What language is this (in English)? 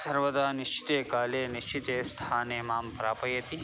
Sanskrit